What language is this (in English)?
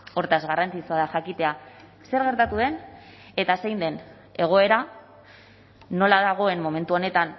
Basque